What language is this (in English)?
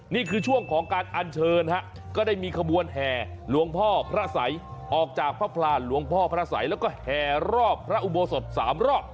Thai